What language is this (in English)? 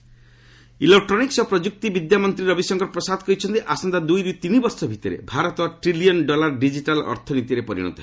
Odia